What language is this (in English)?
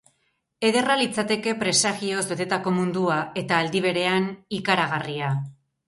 Basque